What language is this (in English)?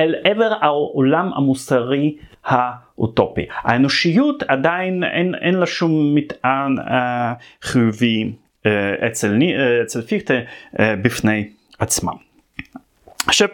Hebrew